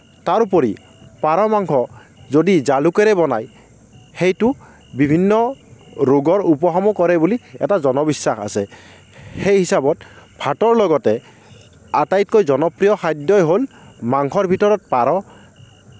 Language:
Assamese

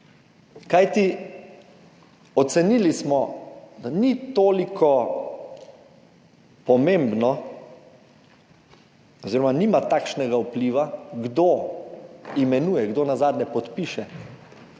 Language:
Slovenian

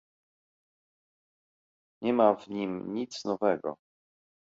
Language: Polish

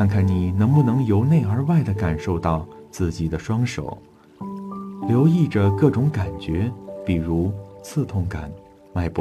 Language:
Chinese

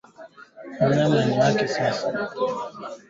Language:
Swahili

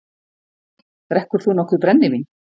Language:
Icelandic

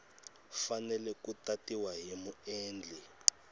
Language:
Tsonga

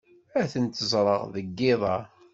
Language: Kabyle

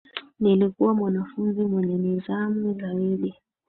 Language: Swahili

